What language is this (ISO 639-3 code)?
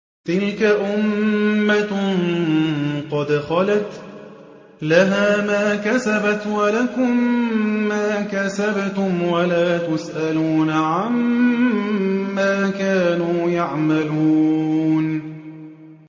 ara